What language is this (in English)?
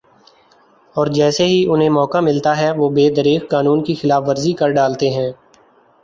Urdu